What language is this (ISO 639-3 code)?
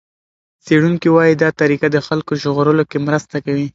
pus